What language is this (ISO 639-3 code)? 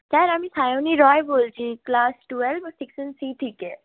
ben